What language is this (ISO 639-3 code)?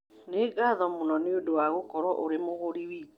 kik